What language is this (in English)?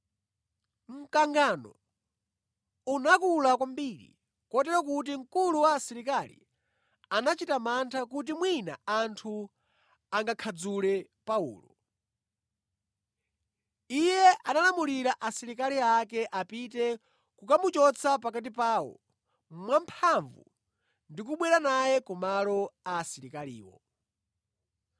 Nyanja